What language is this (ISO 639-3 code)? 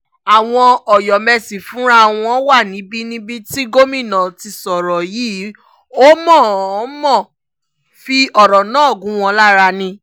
yor